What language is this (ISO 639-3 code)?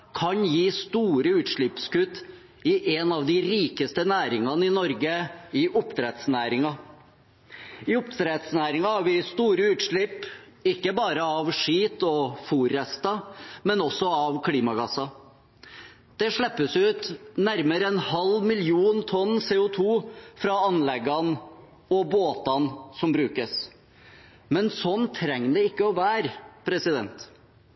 nob